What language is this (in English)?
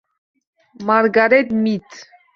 Uzbek